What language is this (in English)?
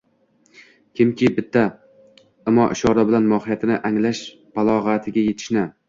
Uzbek